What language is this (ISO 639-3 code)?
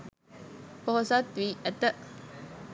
sin